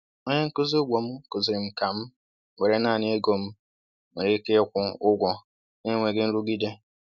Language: Igbo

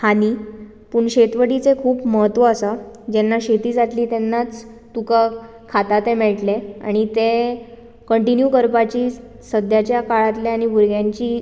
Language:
Konkani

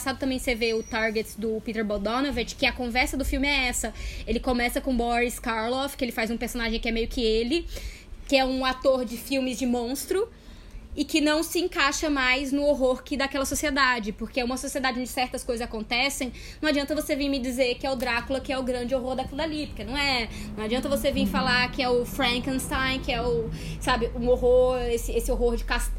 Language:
Portuguese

